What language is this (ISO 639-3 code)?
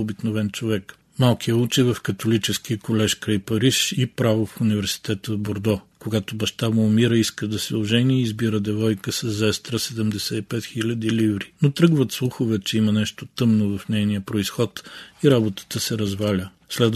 bul